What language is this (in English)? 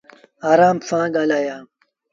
Sindhi Bhil